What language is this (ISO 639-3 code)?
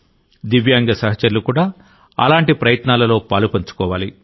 tel